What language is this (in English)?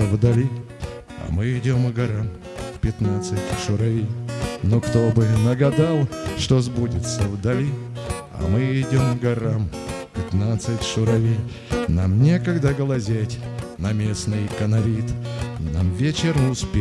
Russian